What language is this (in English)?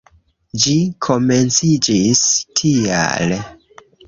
Esperanto